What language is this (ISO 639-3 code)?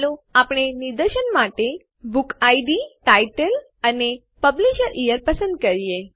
guj